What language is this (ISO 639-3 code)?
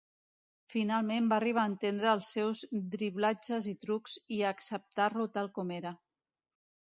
cat